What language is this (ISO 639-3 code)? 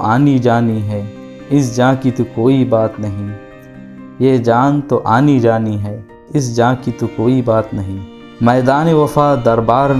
urd